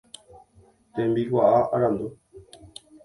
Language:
Guarani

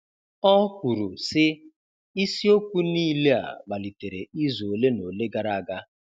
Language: Igbo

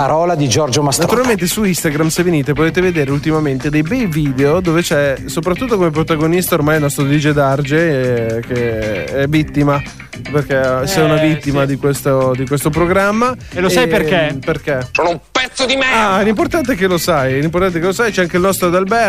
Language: Italian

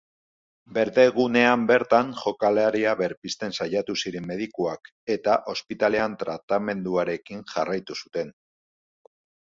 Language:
Basque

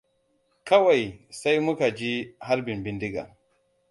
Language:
Hausa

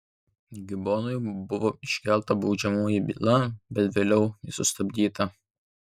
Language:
Lithuanian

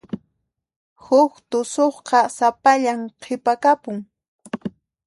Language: Puno Quechua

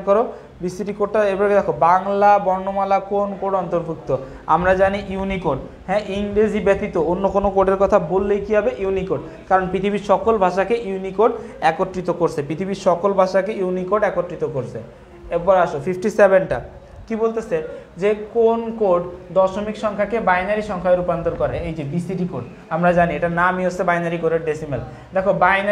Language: Hindi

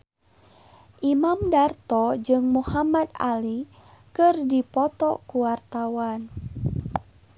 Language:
Sundanese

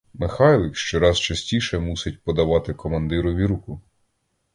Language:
Ukrainian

